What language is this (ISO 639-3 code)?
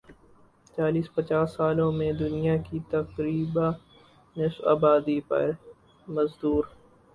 urd